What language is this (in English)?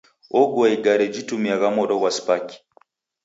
Taita